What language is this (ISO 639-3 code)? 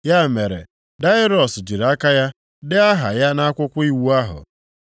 ibo